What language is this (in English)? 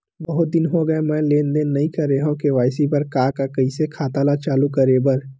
Chhattisgarhi